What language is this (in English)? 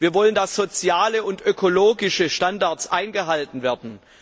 German